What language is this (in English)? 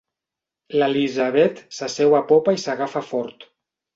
Catalan